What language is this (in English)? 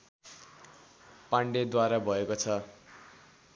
Nepali